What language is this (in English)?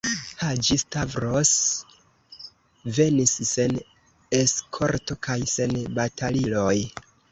Esperanto